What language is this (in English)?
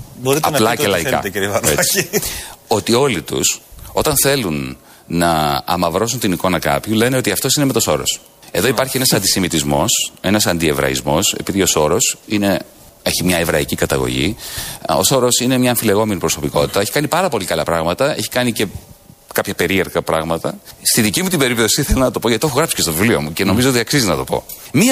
Greek